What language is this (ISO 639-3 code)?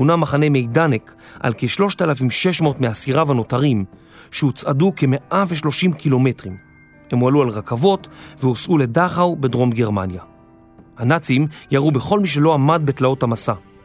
heb